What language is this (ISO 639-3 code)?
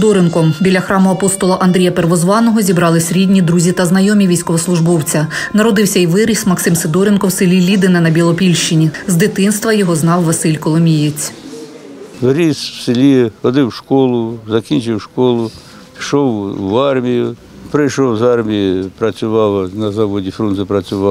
ukr